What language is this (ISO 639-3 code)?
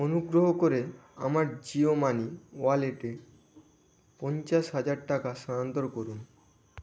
ben